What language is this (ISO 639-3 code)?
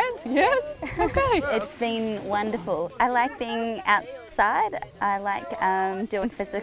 nld